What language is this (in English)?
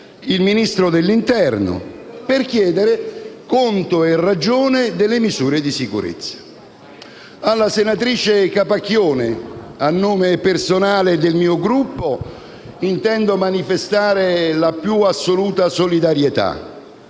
Italian